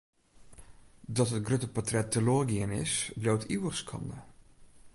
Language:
Western Frisian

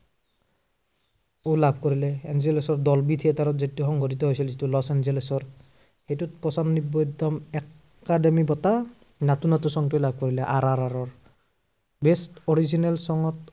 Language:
Assamese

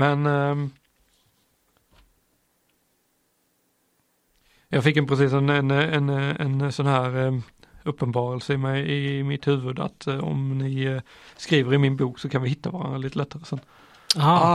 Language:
Swedish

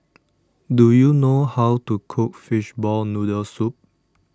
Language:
English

